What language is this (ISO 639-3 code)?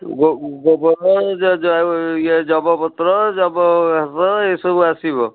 ori